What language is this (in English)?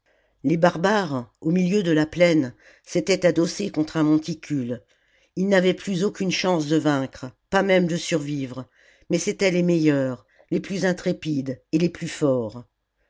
French